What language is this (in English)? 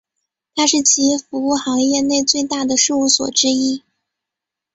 Chinese